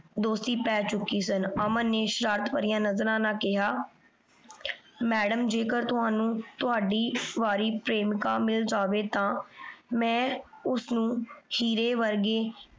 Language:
Punjabi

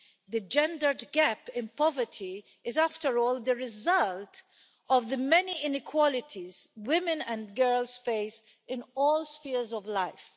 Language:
English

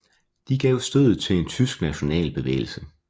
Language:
Danish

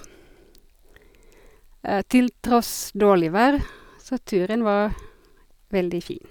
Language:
Norwegian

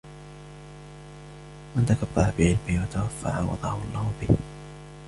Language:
Arabic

